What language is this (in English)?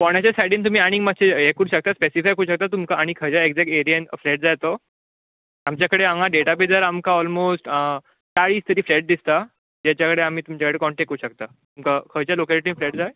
Konkani